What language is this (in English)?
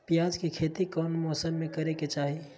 Magahi